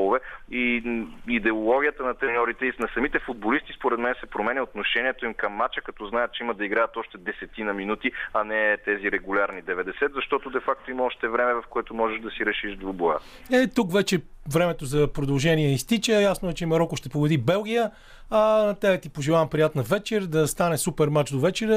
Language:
Bulgarian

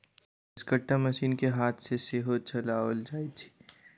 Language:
Maithili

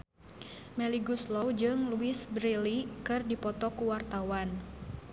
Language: Sundanese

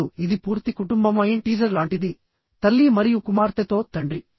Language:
Telugu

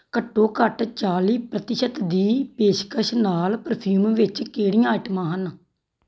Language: Punjabi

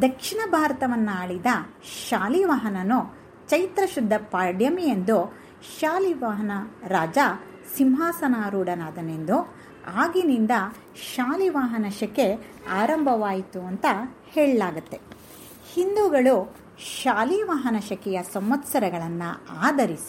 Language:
Kannada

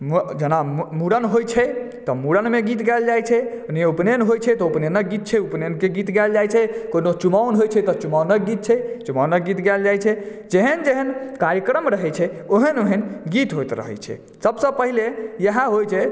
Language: Maithili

